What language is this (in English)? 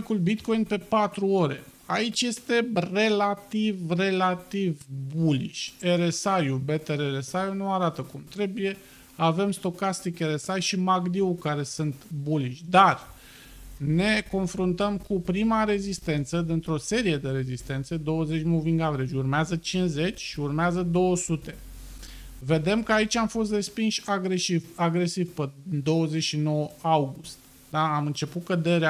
Romanian